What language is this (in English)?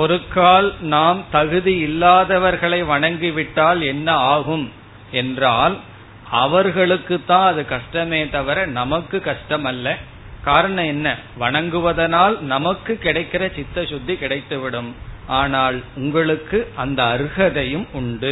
Tamil